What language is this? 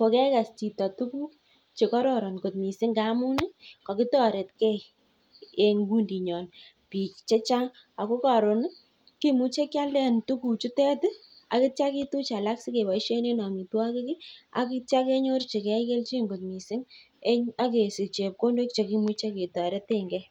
Kalenjin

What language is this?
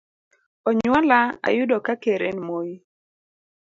Luo (Kenya and Tanzania)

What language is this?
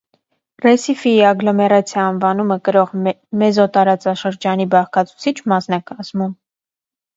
Armenian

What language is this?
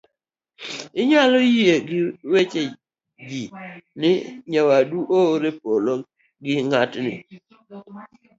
Luo (Kenya and Tanzania)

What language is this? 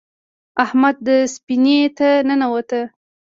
Pashto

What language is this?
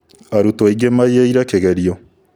Kikuyu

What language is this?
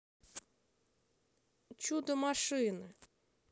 Russian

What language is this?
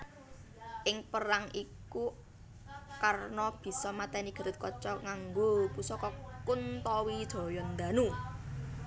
Javanese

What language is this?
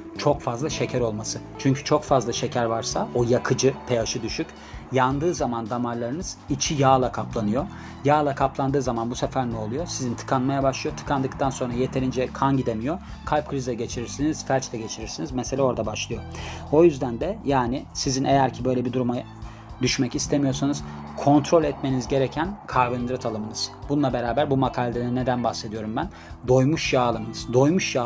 Turkish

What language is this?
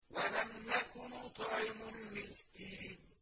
Arabic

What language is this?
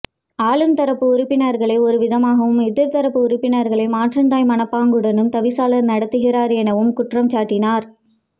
Tamil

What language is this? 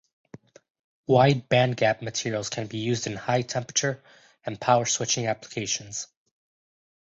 English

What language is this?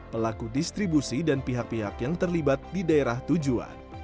Indonesian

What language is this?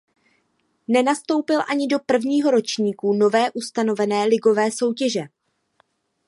Czech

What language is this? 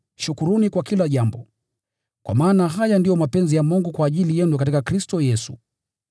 Swahili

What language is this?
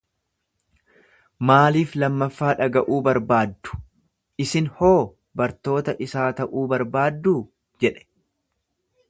Oromo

